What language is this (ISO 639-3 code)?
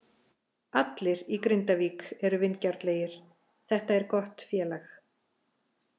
isl